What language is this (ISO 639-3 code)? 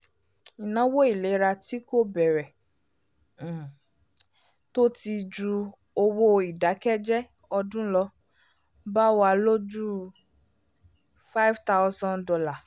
yor